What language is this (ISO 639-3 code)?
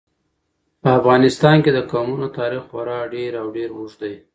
pus